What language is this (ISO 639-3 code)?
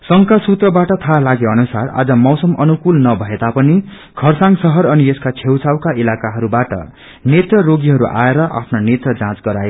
nep